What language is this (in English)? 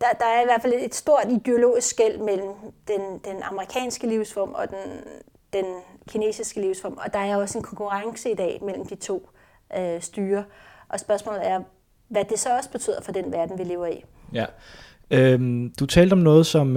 Danish